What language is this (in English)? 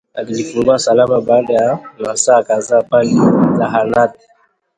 Swahili